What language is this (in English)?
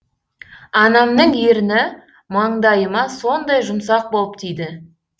Kazakh